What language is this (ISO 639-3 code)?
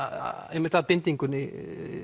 isl